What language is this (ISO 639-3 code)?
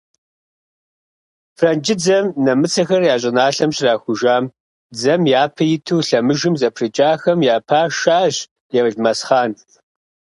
kbd